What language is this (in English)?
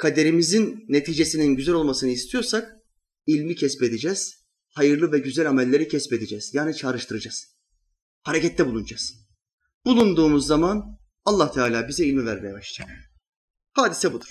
Turkish